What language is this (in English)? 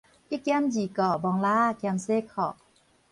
Min Nan Chinese